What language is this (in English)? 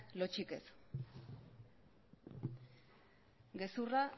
Basque